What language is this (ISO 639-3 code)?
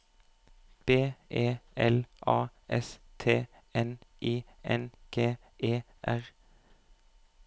nor